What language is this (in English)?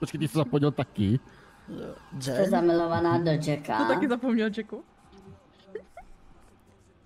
Czech